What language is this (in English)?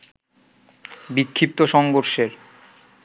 Bangla